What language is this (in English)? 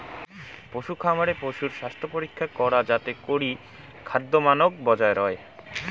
Bangla